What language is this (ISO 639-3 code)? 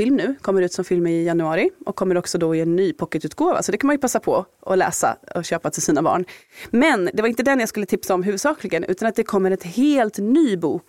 swe